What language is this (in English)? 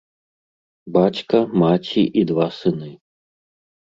Belarusian